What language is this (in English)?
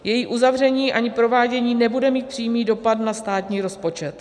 Czech